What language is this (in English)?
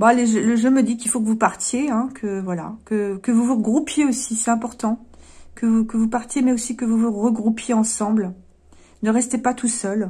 French